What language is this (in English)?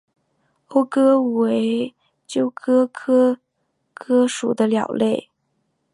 Chinese